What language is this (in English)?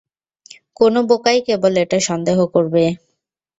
Bangla